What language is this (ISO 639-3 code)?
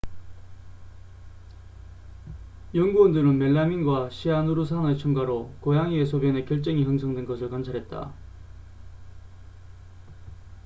kor